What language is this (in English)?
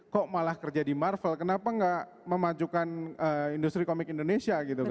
Indonesian